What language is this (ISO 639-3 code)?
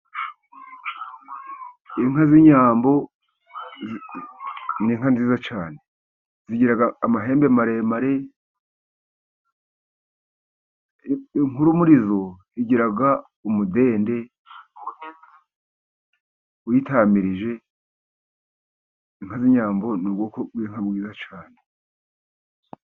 kin